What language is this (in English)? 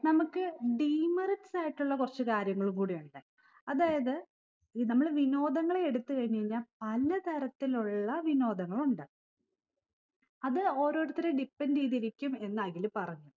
Malayalam